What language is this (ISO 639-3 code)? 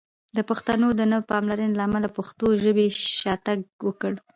pus